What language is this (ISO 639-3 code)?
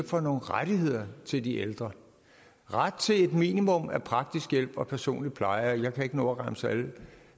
dan